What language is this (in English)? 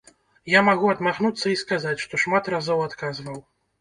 Belarusian